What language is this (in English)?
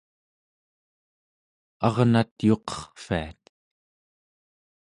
Central Yupik